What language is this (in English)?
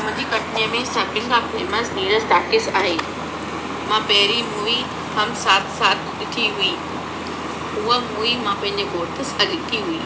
Sindhi